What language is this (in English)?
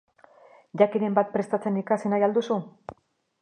Basque